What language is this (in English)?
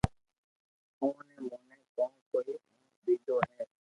Loarki